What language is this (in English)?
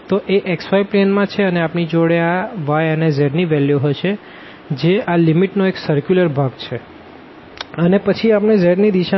Gujarati